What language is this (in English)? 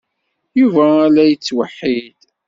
Kabyle